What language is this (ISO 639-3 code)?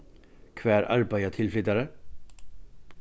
fao